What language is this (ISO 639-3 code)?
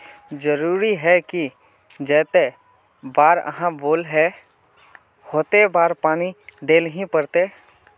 mag